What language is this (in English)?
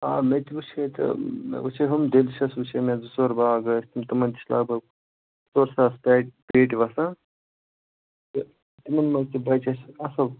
Kashmiri